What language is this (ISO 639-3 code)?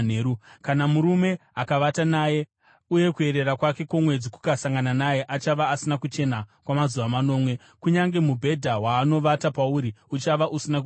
sna